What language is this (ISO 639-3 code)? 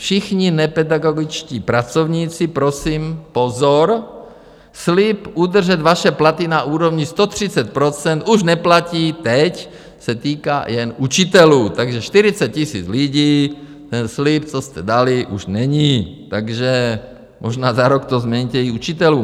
ces